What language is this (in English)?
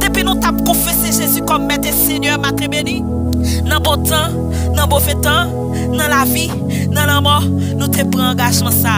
French